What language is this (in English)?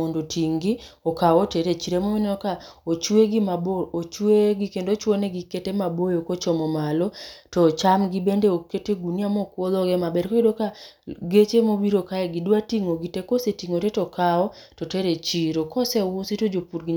Luo (Kenya and Tanzania)